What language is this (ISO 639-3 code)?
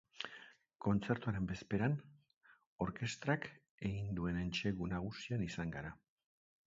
eus